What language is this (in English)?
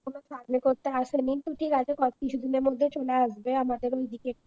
Bangla